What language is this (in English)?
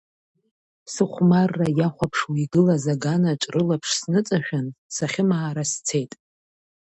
Abkhazian